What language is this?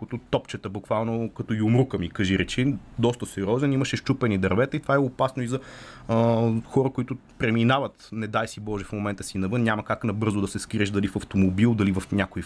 Bulgarian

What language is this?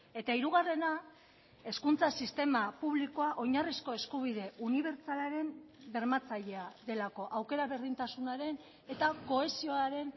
Basque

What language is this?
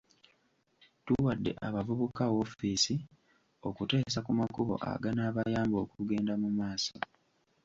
Ganda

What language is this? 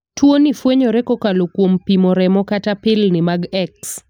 Luo (Kenya and Tanzania)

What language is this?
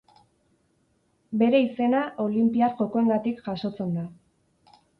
Basque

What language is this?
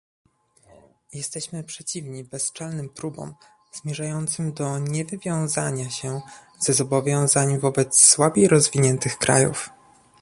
Polish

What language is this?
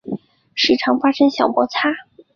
Chinese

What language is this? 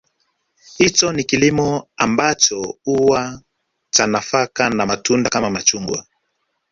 Swahili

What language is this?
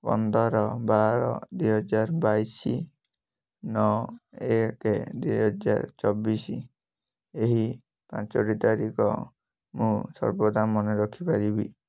Odia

